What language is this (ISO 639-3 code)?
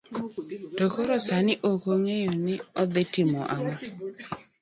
luo